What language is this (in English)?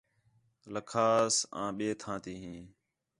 Khetrani